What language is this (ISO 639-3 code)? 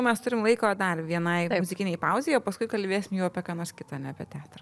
lit